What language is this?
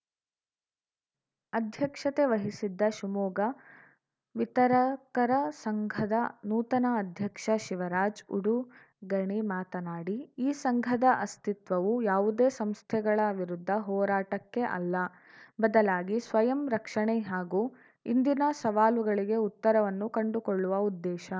Kannada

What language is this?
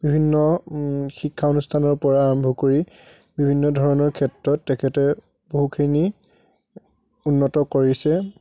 Assamese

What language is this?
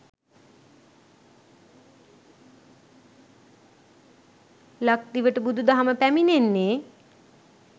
Sinhala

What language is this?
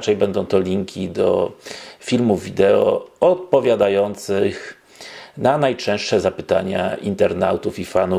Polish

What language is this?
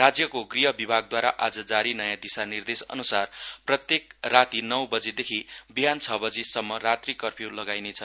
Nepali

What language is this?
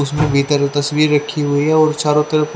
Hindi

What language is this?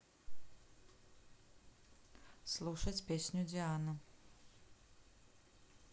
Russian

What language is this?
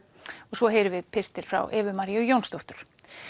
Icelandic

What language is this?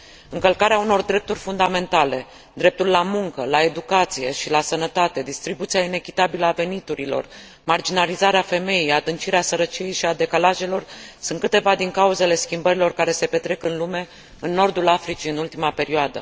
Romanian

